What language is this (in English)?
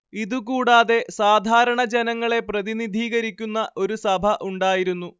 Malayalam